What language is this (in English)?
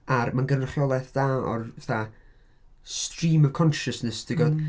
Welsh